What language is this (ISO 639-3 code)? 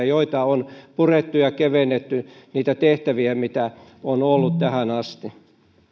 fin